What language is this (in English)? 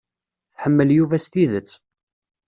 Kabyle